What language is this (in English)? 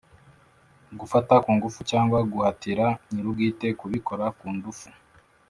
Kinyarwanda